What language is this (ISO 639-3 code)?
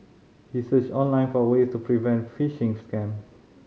eng